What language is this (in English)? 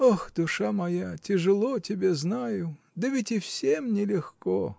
Russian